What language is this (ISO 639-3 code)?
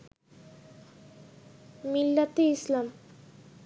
ben